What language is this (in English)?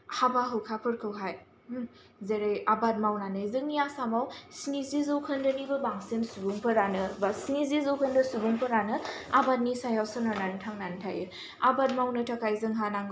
Bodo